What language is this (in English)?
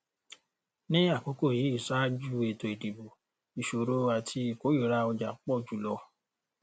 Yoruba